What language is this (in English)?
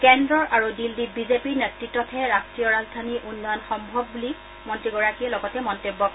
Assamese